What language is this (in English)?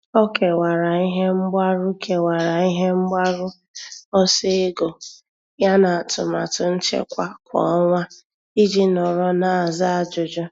Igbo